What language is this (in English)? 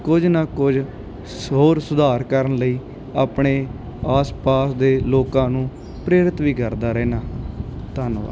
Punjabi